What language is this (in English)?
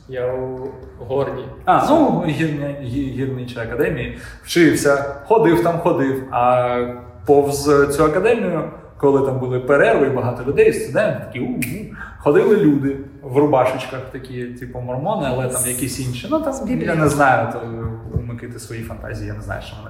Ukrainian